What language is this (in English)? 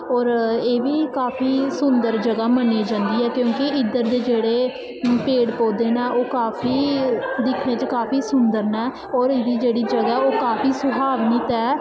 Dogri